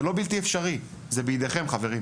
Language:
Hebrew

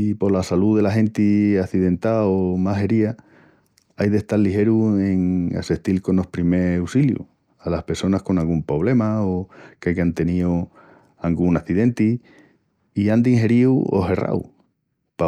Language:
Extremaduran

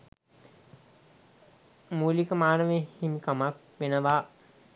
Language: Sinhala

